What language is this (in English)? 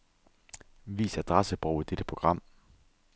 Danish